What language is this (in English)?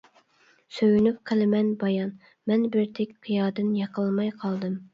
Uyghur